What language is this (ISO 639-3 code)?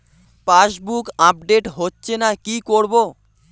ben